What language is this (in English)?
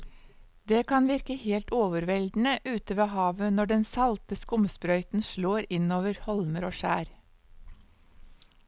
Norwegian